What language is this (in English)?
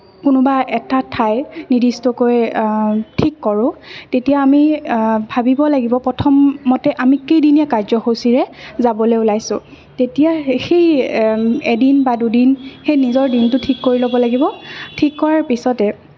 Assamese